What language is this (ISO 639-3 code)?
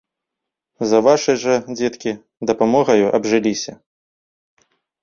bel